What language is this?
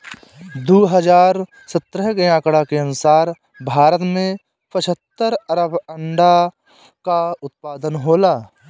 Bhojpuri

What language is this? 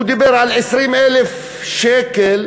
Hebrew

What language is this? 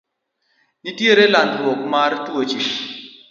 Luo (Kenya and Tanzania)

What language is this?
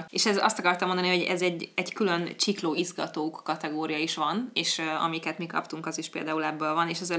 Hungarian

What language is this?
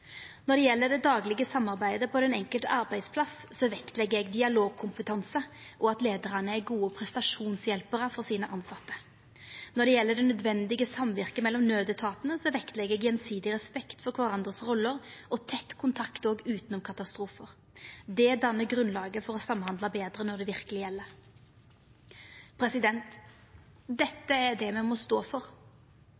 Norwegian Nynorsk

